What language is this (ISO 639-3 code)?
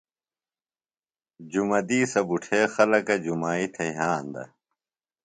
phl